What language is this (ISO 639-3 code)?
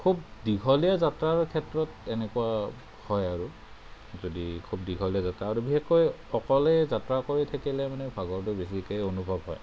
asm